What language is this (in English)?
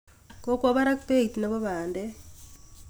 Kalenjin